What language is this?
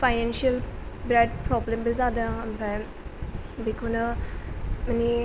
Bodo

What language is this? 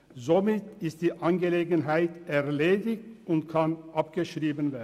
Swiss German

